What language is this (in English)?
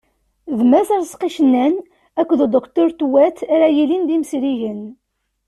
Kabyle